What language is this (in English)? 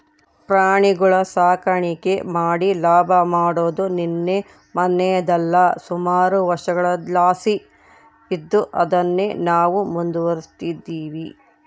Kannada